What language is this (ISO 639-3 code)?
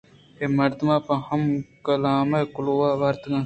bgp